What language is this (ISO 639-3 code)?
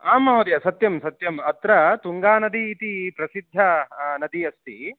san